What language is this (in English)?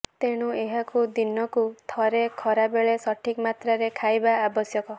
Odia